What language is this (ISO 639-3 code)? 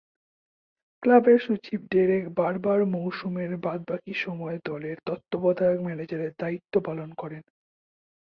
ben